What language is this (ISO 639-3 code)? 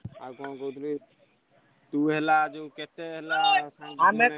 ori